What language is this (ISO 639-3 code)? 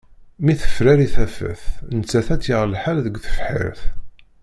kab